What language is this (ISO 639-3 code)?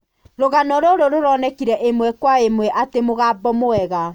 kik